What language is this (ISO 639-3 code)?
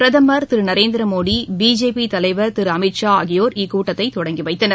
tam